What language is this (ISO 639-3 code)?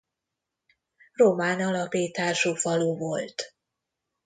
hun